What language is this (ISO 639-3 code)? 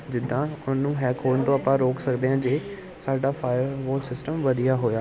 pan